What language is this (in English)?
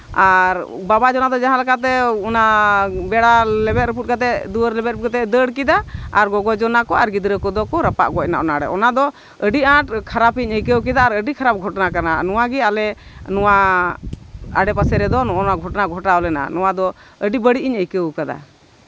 Santali